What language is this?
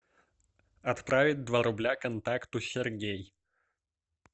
Russian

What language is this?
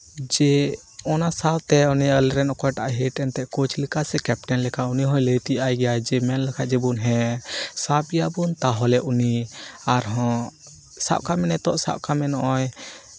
Santali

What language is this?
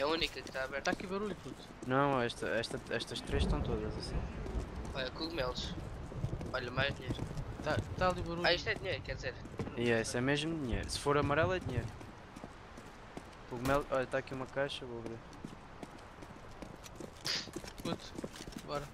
Portuguese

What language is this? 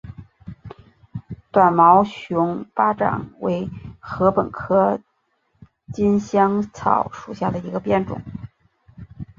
Chinese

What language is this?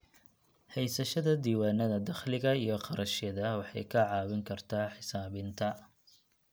Somali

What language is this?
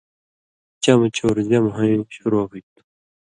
Indus Kohistani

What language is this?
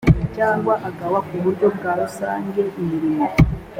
Kinyarwanda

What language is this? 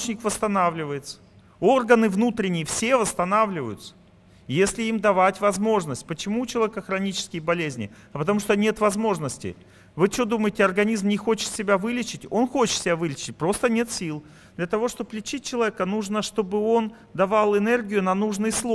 Russian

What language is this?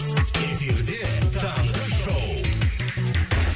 Kazakh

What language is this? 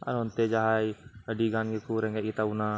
Santali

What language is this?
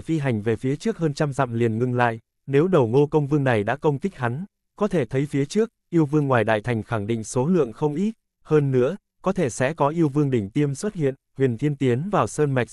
Vietnamese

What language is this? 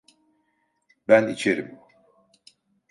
Turkish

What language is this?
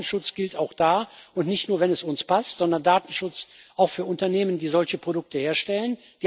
German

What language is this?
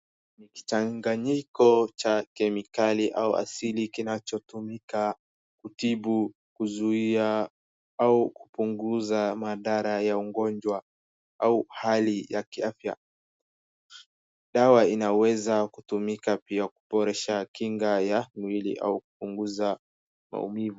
Swahili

